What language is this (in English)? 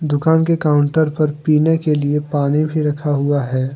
Hindi